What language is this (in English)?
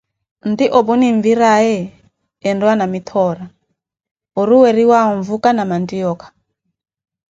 Koti